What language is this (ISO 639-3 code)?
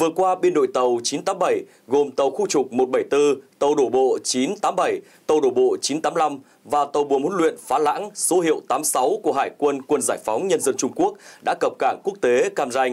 vie